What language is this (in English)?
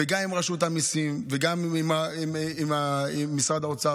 Hebrew